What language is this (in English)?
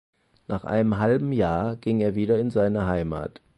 German